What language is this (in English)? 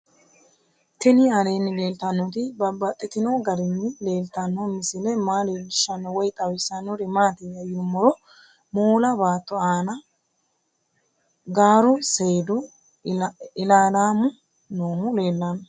Sidamo